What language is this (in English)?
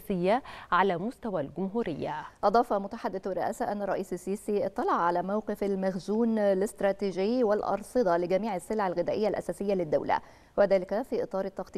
Arabic